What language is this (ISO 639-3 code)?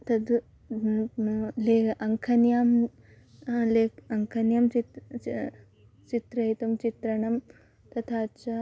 san